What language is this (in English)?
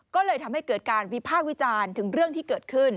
Thai